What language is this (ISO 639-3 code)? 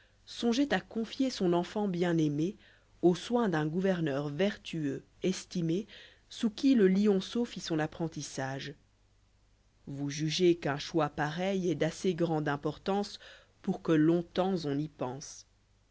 fra